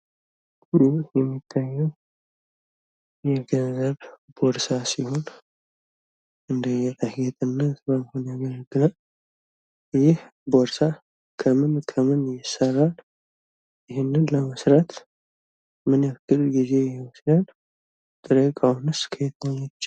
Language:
Amharic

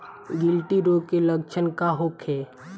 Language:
Bhojpuri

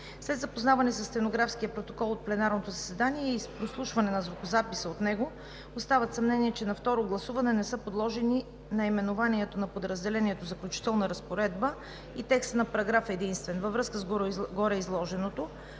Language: Bulgarian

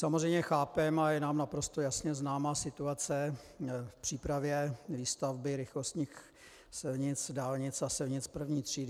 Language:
Czech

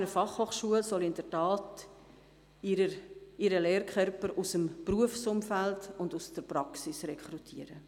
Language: Swiss German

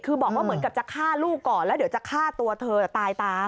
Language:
Thai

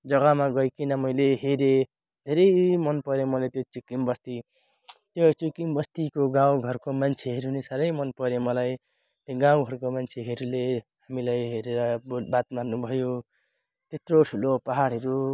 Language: Nepali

